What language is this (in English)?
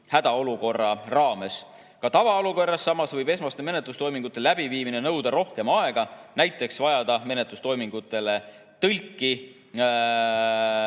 Estonian